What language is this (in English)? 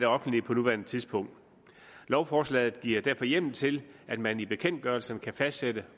Danish